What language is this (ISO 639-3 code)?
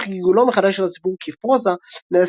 heb